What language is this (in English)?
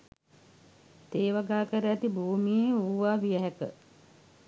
Sinhala